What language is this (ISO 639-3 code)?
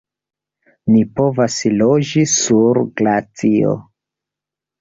epo